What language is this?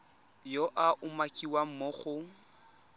Tswana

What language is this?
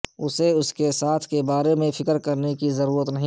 Urdu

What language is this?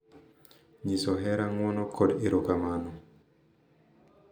Luo (Kenya and Tanzania)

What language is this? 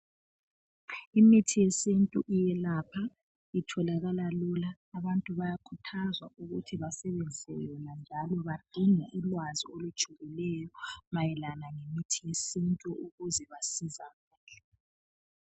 North Ndebele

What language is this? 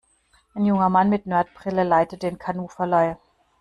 German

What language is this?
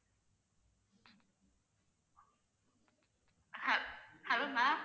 Tamil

